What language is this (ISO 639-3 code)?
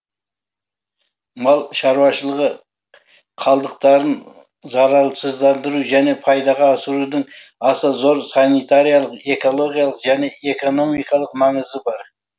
kaz